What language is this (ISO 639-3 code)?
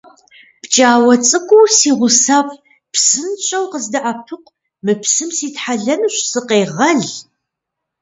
kbd